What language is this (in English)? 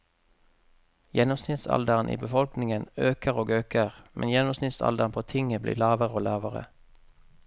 Norwegian